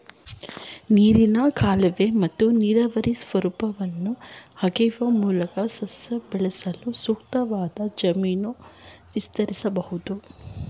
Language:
Kannada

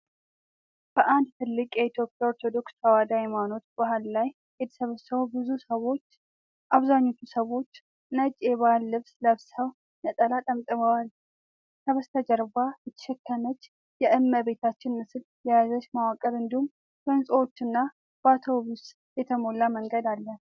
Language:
Amharic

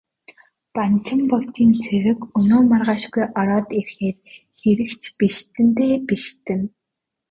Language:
Mongolian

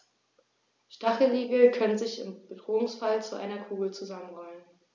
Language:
German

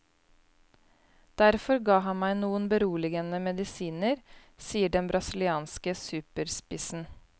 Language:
Norwegian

